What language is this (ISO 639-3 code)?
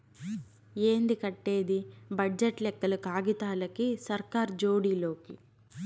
tel